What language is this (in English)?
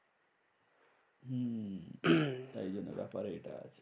Bangla